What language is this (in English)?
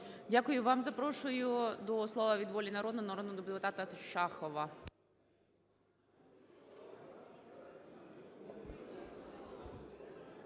Ukrainian